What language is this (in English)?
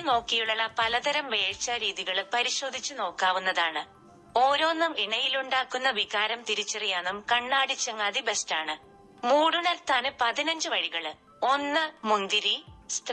Malayalam